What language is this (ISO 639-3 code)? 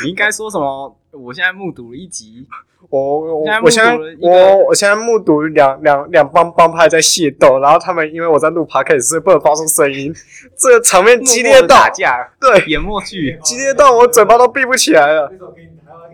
zho